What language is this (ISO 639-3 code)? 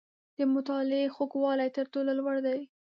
pus